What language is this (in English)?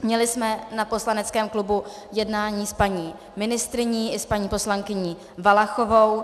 Czech